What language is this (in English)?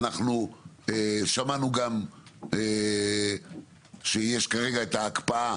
Hebrew